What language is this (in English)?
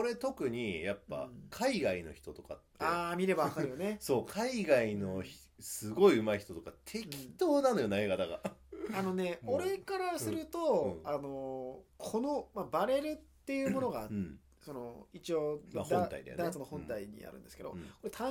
Japanese